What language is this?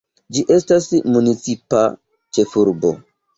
Esperanto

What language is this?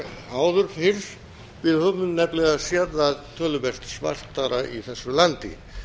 Icelandic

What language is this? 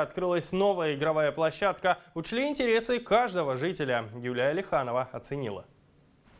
Russian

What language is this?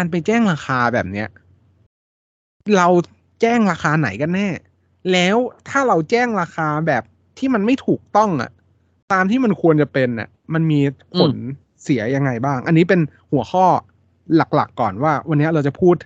Thai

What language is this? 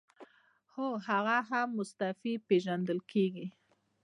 Pashto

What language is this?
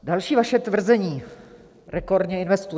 Czech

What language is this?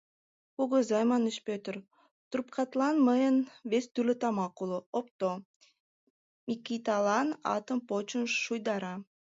Mari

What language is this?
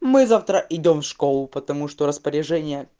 Russian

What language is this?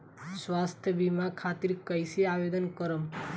Bhojpuri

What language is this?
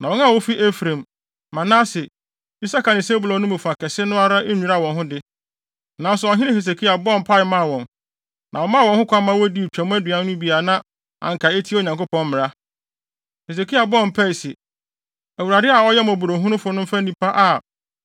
Akan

